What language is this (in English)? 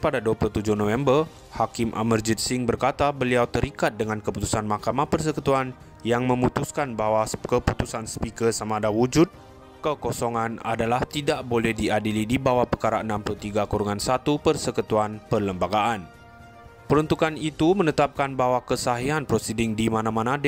Malay